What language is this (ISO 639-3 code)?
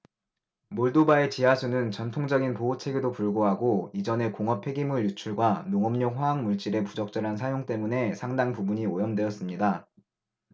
kor